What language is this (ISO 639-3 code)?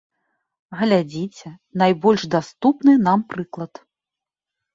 bel